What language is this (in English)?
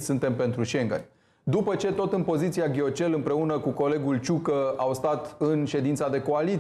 Romanian